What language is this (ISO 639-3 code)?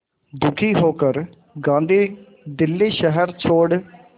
hin